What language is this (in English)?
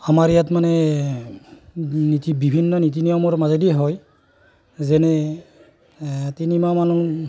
Assamese